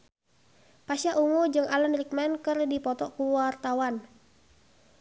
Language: Sundanese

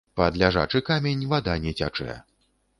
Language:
Belarusian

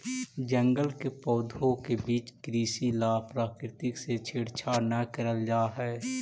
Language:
Magahi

